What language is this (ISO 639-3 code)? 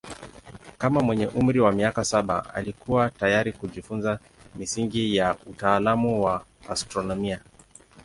swa